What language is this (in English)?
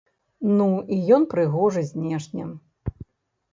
Belarusian